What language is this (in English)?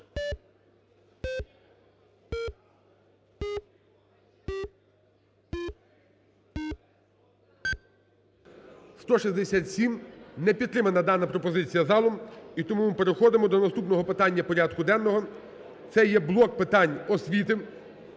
Ukrainian